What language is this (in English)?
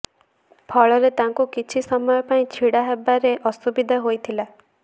Odia